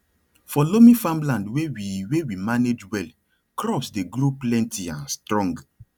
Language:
Nigerian Pidgin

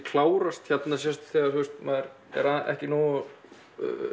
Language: Icelandic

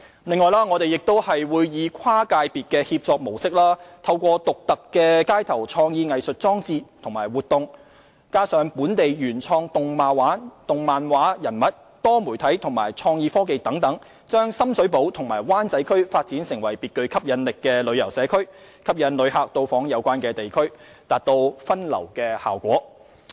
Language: Cantonese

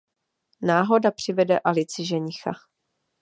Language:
Czech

